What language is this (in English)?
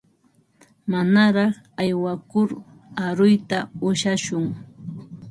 Ambo-Pasco Quechua